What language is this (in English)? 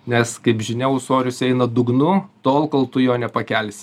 Lithuanian